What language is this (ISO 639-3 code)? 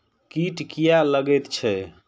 mai